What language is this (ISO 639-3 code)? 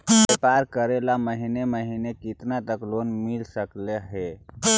mag